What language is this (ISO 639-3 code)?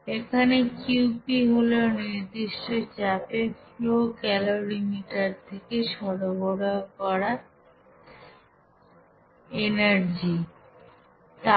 ben